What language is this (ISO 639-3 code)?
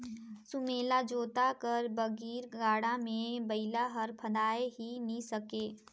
hne